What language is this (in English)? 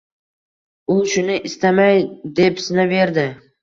Uzbek